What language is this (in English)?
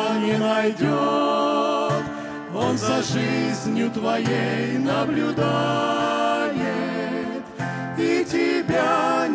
Russian